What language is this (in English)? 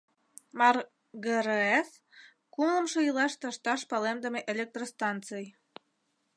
Mari